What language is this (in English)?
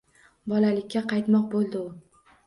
Uzbek